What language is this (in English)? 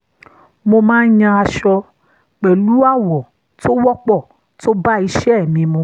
Yoruba